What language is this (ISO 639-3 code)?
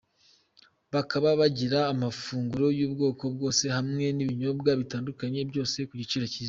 kin